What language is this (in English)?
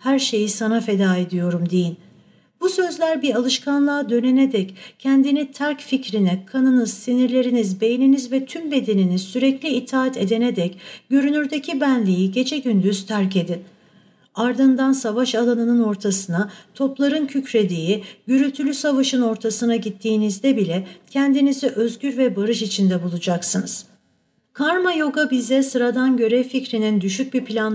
Turkish